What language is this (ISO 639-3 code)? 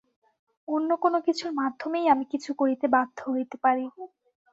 ben